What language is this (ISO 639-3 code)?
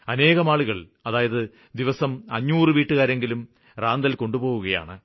mal